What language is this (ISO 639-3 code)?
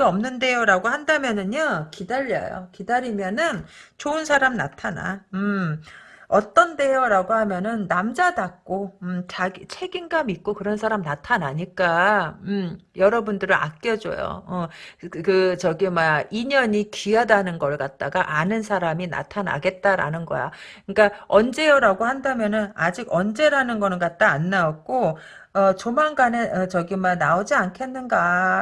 kor